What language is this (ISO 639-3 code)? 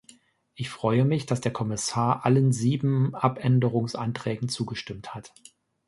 deu